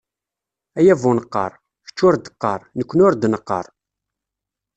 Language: Kabyle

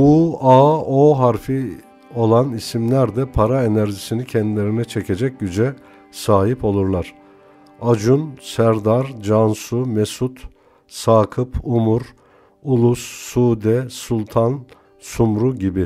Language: Turkish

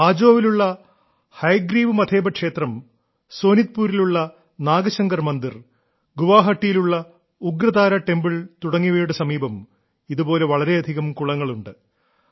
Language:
Malayalam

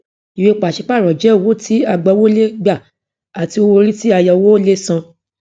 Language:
Yoruba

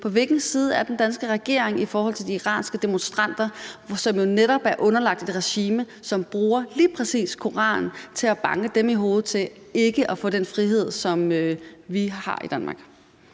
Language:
Danish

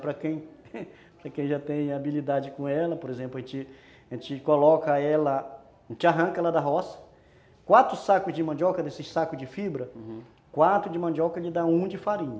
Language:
Portuguese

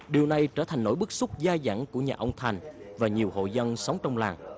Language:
Vietnamese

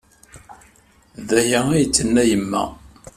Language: Kabyle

